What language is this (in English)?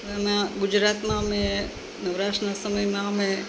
Gujarati